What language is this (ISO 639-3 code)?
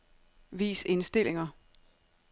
dan